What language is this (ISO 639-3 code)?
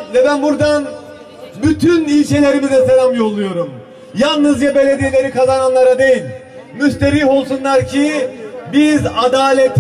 tur